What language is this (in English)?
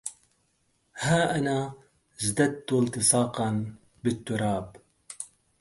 Arabic